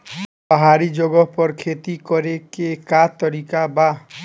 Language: Bhojpuri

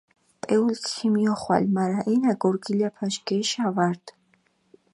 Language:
Mingrelian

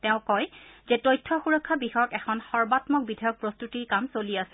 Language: Assamese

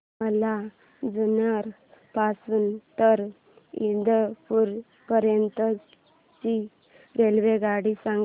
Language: Marathi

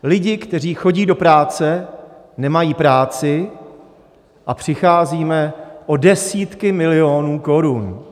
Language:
Czech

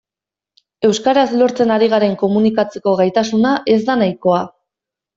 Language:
Basque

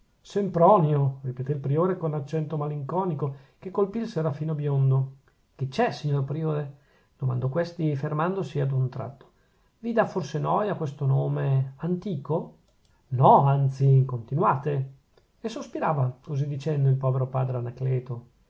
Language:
Italian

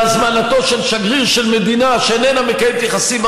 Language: Hebrew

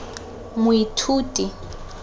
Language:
Tswana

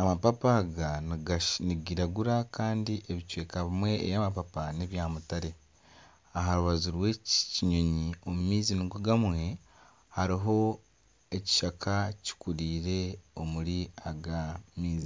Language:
Nyankole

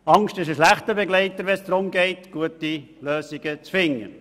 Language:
Swiss German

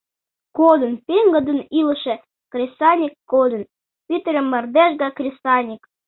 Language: Mari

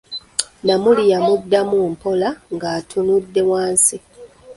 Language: Ganda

